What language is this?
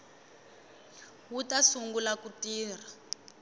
Tsonga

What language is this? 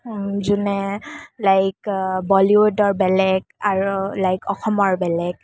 Assamese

